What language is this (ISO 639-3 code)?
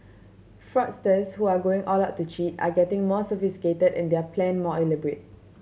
eng